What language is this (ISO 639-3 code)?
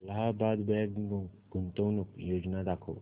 mar